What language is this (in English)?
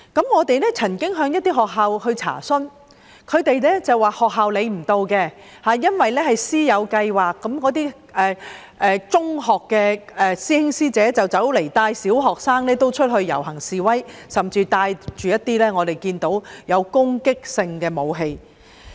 Cantonese